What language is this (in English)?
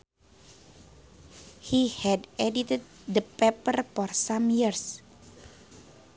Sundanese